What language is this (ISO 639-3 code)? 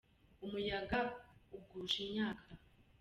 kin